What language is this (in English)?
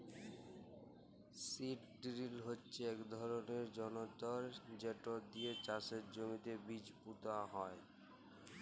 Bangla